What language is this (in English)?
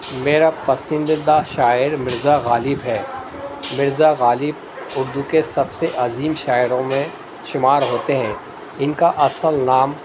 Urdu